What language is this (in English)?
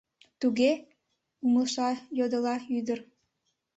Mari